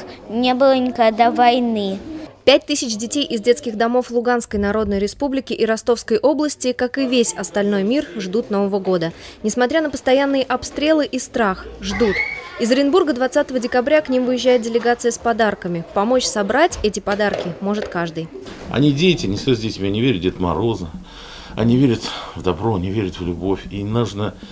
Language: Russian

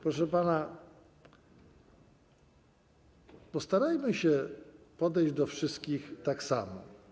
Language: Polish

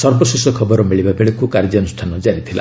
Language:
Odia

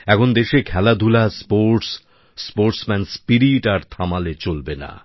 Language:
Bangla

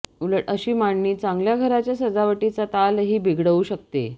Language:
Marathi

